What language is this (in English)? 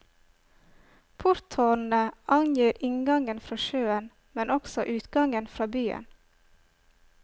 Norwegian